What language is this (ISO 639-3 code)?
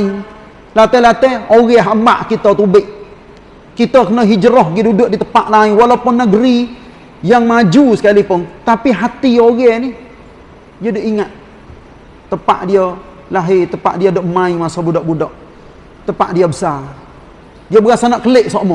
msa